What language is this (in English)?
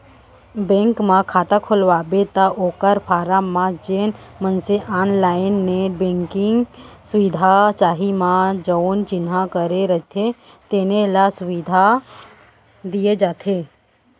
Chhattisgarhi